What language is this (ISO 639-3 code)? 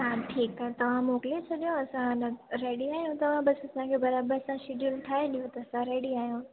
snd